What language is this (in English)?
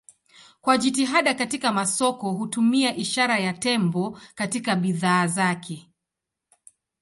Swahili